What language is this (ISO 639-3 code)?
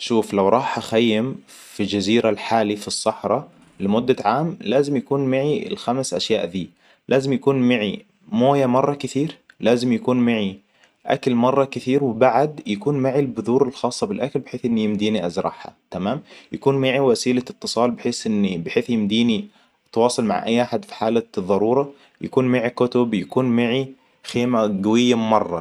acw